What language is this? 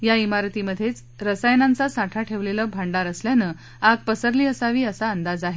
Marathi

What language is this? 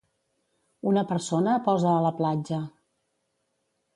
Catalan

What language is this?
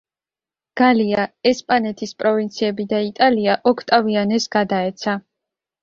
Georgian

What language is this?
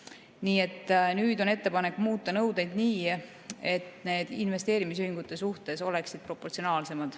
Estonian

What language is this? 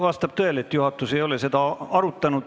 Estonian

